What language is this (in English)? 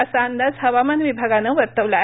Marathi